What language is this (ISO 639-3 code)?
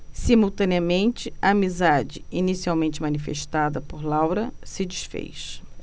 por